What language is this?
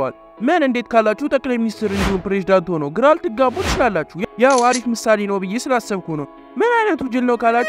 Arabic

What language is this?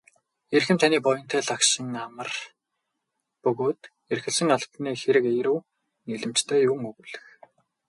Mongolian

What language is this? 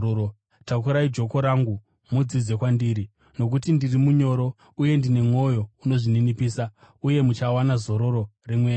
Shona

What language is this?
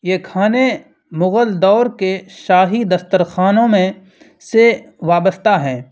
Urdu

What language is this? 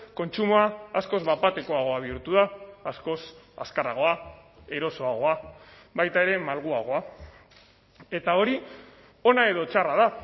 Basque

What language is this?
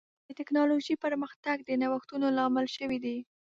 Pashto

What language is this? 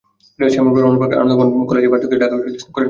Bangla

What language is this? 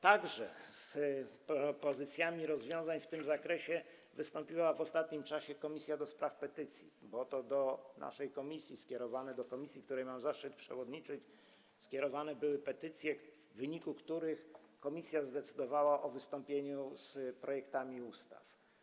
Polish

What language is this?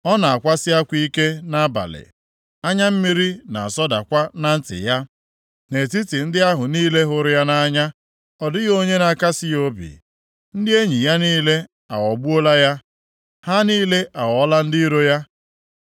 Igbo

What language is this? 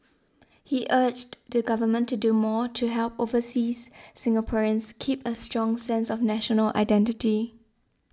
English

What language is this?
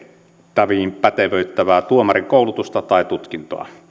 Finnish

